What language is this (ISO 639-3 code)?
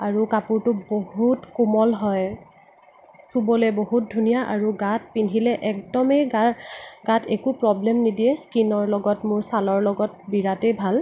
asm